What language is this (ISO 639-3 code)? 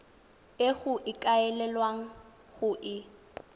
tsn